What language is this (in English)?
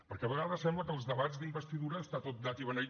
Catalan